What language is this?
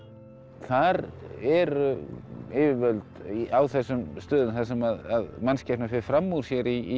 Icelandic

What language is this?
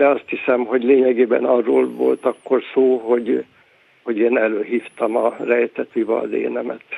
Hungarian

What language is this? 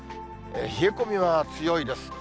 Japanese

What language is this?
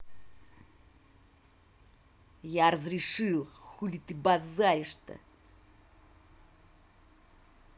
Russian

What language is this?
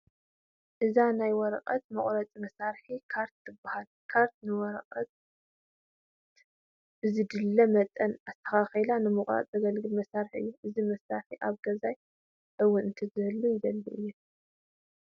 Tigrinya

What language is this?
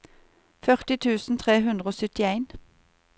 Norwegian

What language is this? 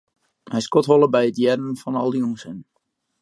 Western Frisian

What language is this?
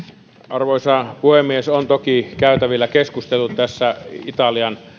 Finnish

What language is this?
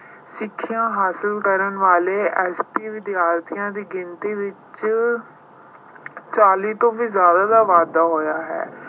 Punjabi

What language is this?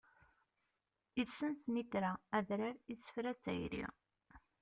Kabyle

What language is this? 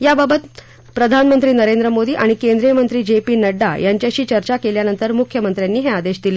Marathi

